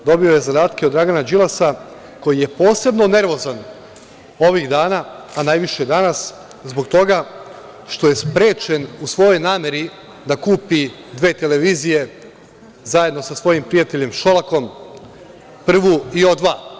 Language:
Serbian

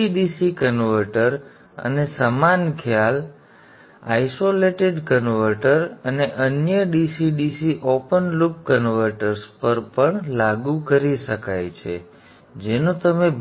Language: Gujarati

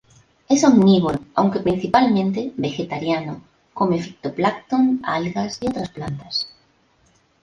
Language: Spanish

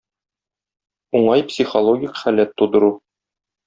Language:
Tatar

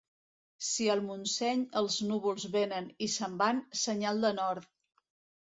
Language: Catalan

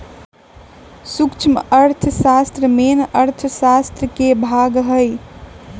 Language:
Magahi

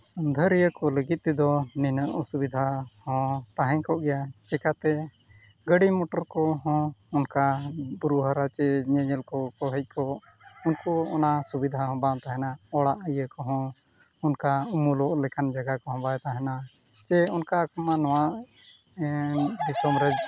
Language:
Santali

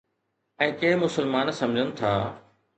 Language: Sindhi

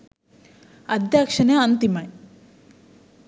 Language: Sinhala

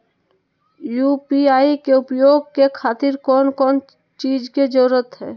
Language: Magahi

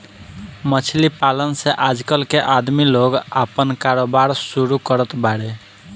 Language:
Bhojpuri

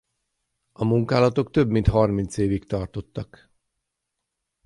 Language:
Hungarian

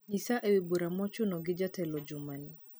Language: Luo (Kenya and Tanzania)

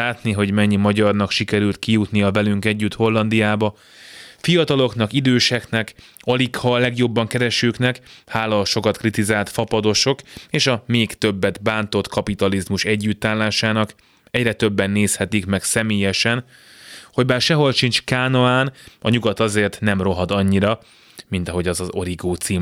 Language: Hungarian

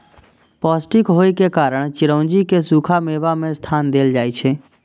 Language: Maithili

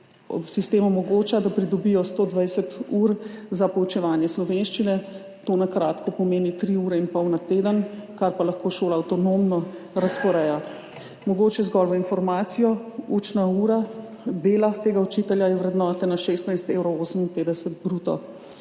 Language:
Slovenian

